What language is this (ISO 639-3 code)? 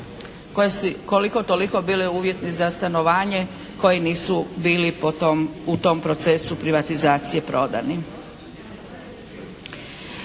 hrv